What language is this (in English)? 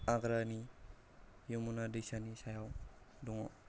Bodo